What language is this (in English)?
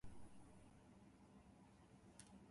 Japanese